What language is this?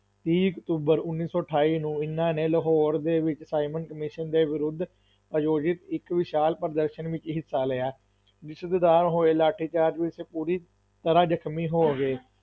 Punjabi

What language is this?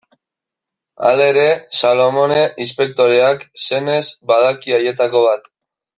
Basque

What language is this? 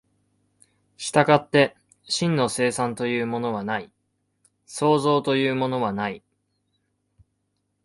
Japanese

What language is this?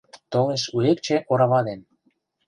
Mari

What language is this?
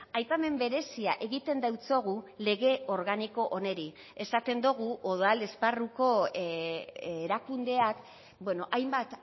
Basque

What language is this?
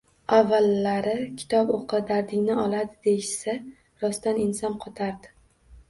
Uzbek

